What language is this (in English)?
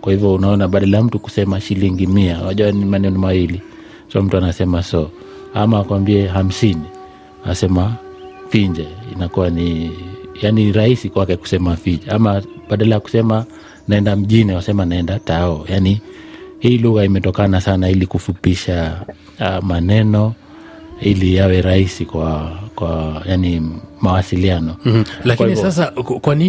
Swahili